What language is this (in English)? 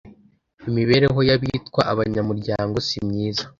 Kinyarwanda